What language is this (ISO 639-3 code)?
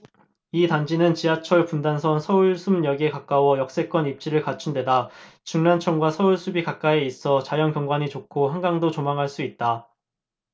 kor